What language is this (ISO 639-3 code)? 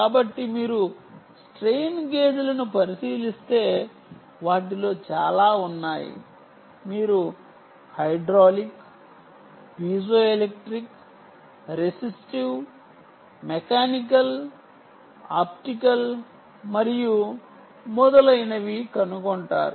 tel